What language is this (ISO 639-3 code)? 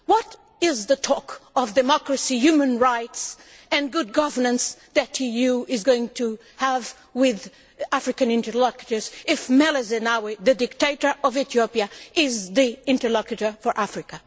eng